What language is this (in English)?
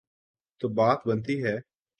Urdu